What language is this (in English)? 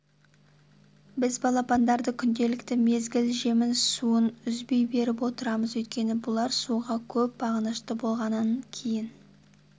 Kazakh